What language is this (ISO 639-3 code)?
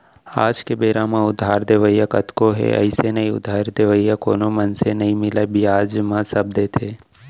hne